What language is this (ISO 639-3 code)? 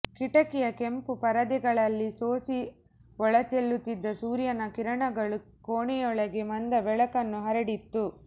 kan